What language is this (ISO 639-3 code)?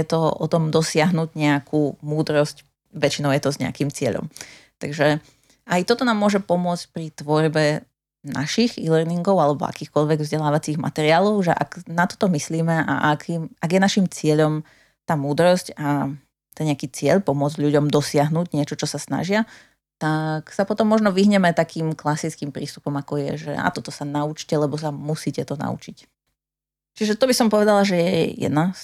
slk